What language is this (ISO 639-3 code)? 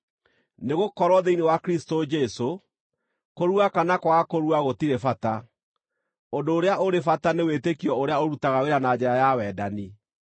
kik